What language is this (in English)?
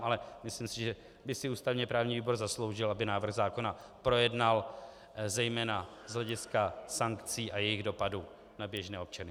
Czech